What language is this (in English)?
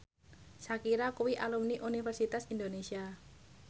Javanese